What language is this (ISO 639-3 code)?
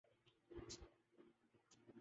urd